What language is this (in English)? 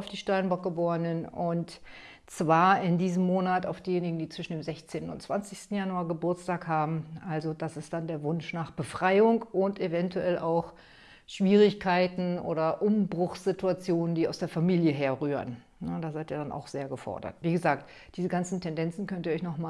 German